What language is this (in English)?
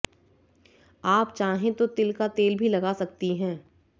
Hindi